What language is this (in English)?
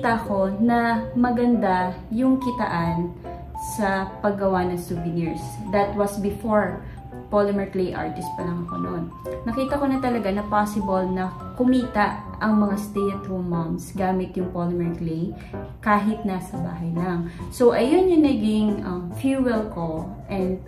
Filipino